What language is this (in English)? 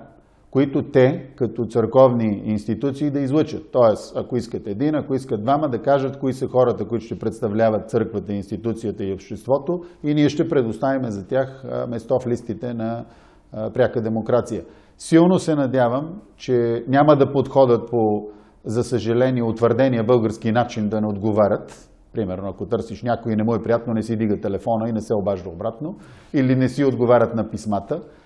Bulgarian